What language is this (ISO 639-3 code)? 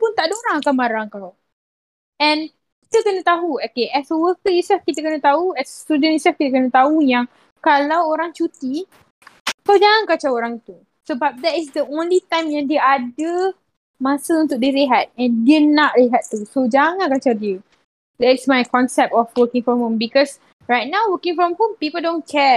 msa